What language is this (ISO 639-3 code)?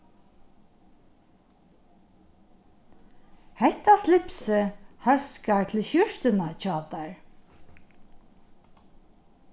fao